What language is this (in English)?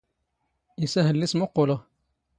Standard Moroccan Tamazight